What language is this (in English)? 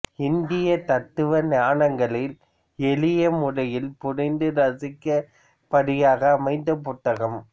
Tamil